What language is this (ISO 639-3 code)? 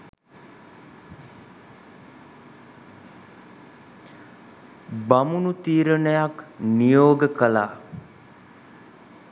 sin